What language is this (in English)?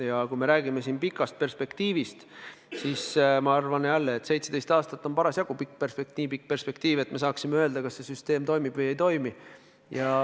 Estonian